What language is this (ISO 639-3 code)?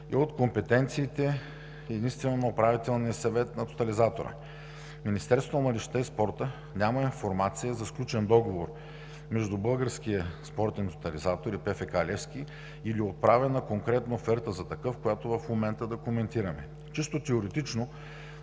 bul